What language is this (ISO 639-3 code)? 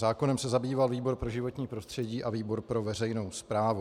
ces